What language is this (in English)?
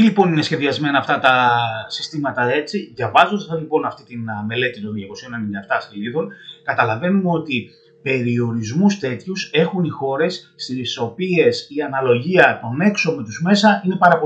Greek